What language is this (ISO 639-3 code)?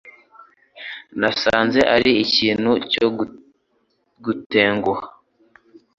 kin